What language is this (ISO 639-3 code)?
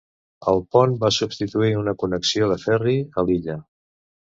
cat